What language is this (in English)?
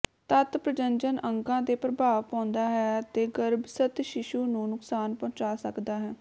Punjabi